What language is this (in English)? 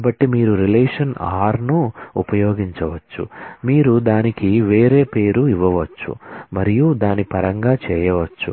Telugu